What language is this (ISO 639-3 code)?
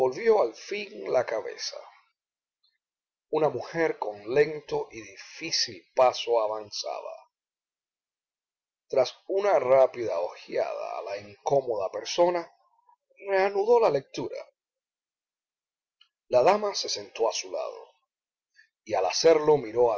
spa